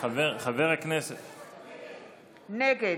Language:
Hebrew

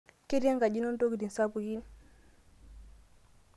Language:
Masai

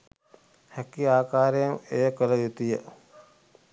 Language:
Sinhala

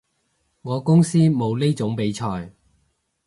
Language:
Cantonese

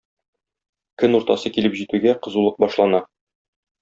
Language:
Tatar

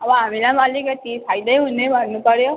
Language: Nepali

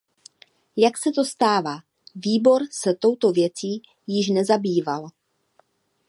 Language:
Czech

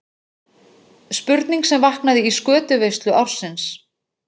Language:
Icelandic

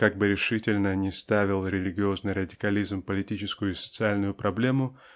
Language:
Russian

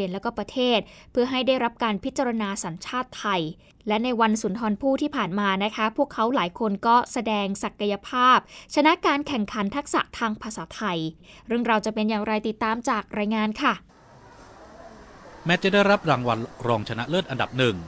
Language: Thai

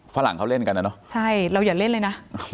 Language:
Thai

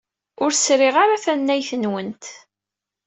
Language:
Kabyle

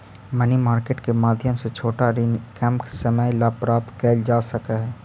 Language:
Magahi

